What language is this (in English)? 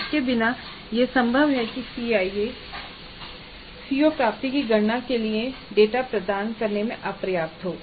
Hindi